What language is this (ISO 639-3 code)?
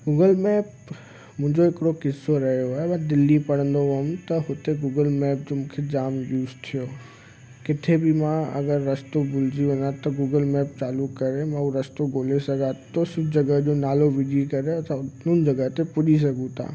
snd